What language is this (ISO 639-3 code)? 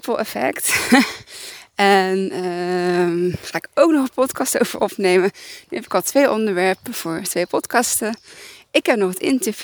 nld